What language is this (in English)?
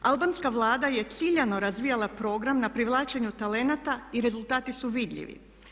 Croatian